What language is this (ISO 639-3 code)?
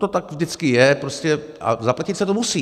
ces